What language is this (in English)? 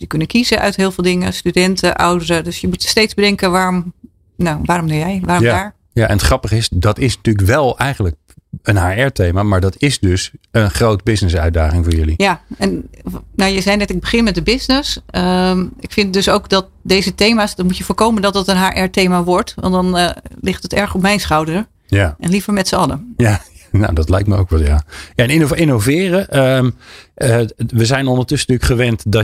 Dutch